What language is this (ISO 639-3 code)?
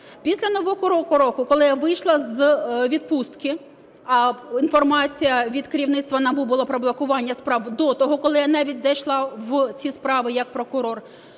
ukr